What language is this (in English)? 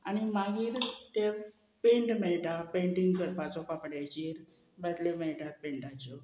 Konkani